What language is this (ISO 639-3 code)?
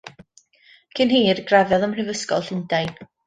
cym